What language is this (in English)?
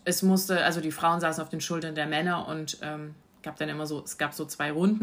German